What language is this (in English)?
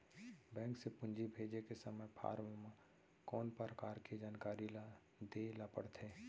Chhattisgarhi